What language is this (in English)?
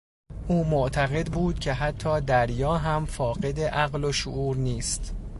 Persian